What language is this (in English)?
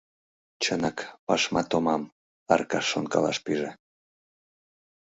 Mari